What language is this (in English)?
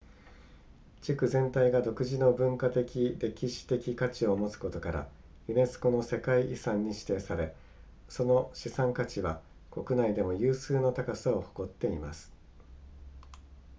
Japanese